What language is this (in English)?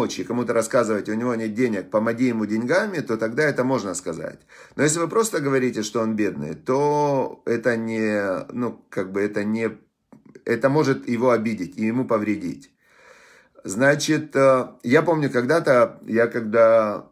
Russian